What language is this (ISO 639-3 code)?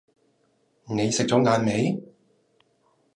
yue